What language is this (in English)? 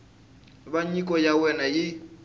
Tsonga